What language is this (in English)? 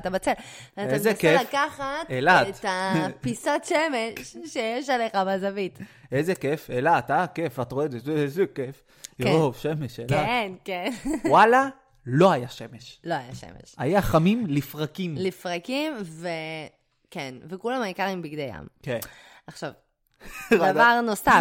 Hebrew